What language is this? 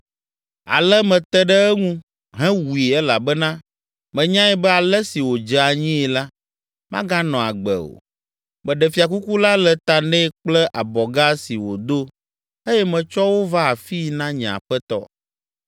Ewe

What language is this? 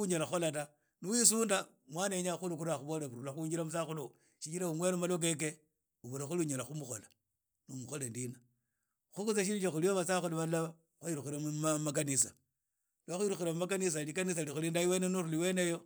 Idakho-Isukha-Tiriki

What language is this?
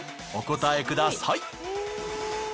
Japanese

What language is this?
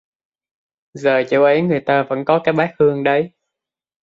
Vietnamese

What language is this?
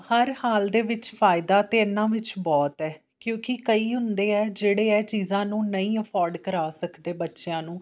Punjabi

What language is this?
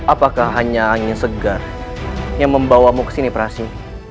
Indonesian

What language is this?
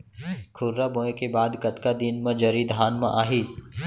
Chhattisgarhi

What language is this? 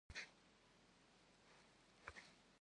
Kabardian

